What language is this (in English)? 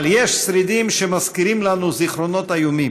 Hebrew